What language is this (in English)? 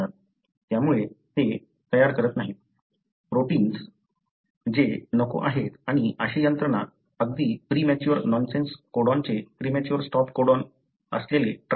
Marathi